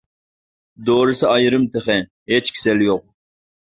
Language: Uyghur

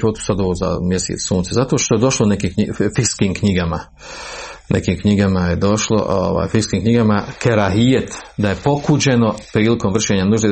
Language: Croatian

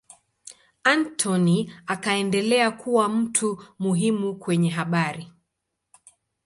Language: Swahili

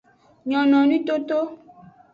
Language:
Aja (Benin)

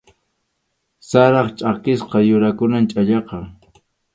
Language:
Arequipa-La Unión Quechua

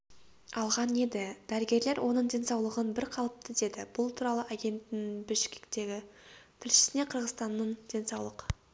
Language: Kazakh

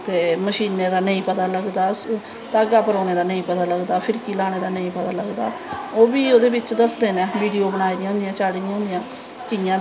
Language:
Dogri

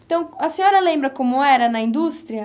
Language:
Portuguese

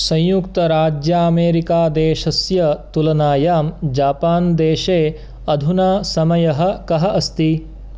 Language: Sanskrit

